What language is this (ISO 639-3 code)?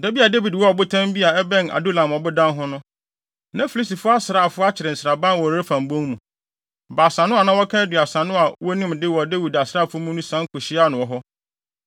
aka